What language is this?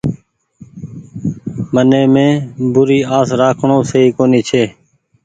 Goaria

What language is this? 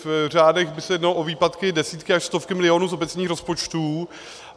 Czech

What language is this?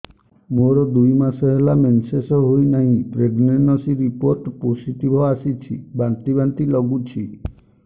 Odia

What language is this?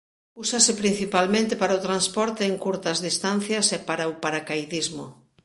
Galician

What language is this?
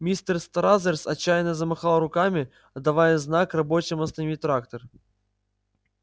Russian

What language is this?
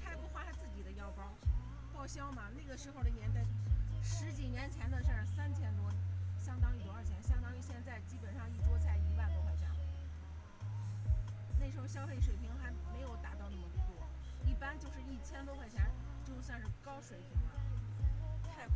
Chinese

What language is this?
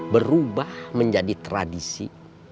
Indonesian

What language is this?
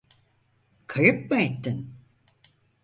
Turkish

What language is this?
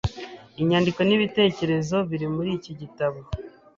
Kinyarwanda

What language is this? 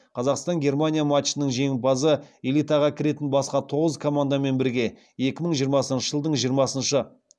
Kazakh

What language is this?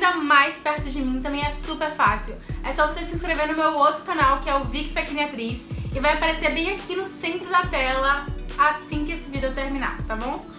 Portuguese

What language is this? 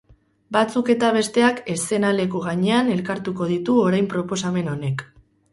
Basque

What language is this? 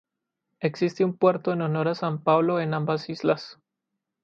Spanish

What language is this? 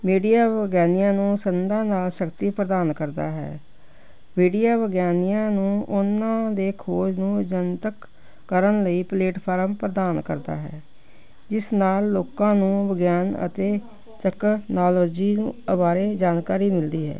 Punjabi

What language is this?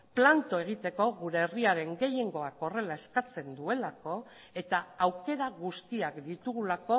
Basque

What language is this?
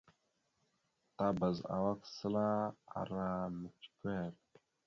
Mada (Cameroon)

